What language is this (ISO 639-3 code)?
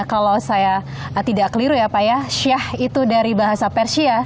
ind